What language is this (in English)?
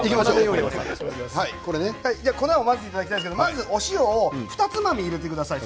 Japanese